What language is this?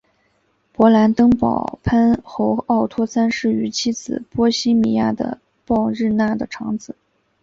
Chinese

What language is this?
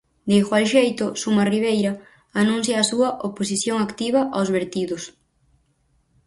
Galician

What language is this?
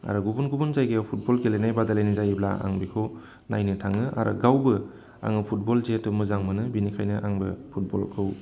Bodo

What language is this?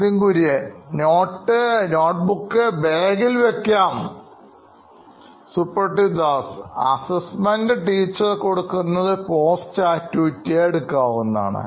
Malayalam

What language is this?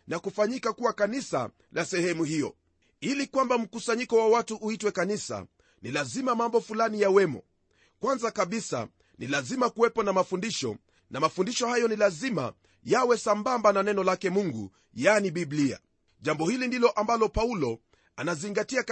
Swahili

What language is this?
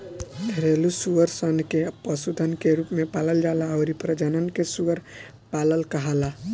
Bhojpuri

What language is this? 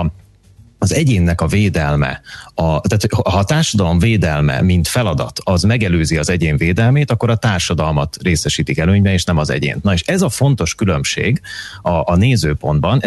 Hungarian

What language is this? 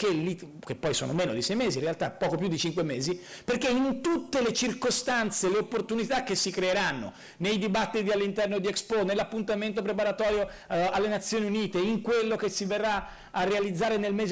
Italian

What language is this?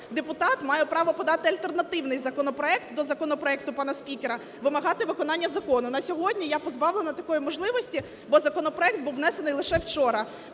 Ukrainian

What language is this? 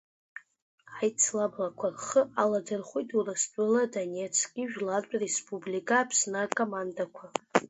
Abkhazian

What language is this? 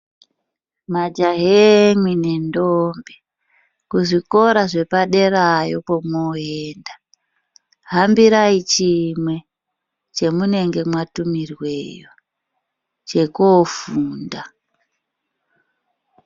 Ndau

